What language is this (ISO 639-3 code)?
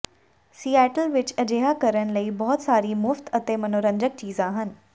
pan